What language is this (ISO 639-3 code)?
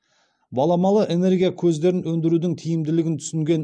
kaz